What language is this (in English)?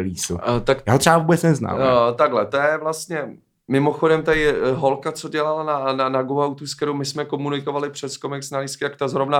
Czech